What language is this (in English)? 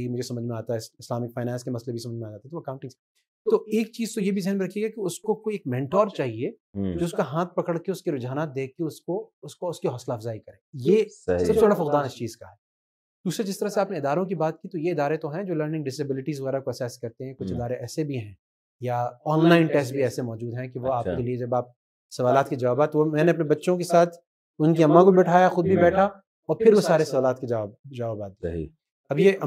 Urdu